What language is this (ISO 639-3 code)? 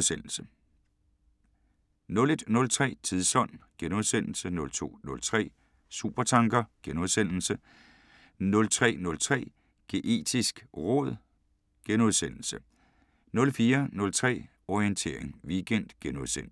dan